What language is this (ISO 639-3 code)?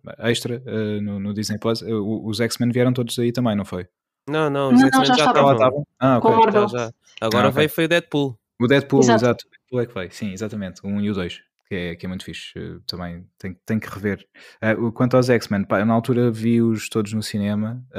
por